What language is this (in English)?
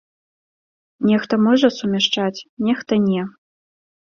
Belarusian